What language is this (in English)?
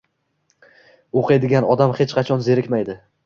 Uzbek